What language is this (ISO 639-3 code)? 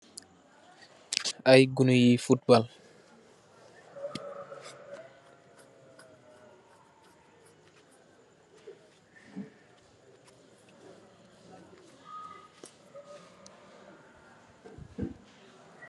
wol